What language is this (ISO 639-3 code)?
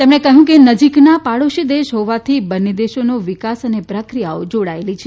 guj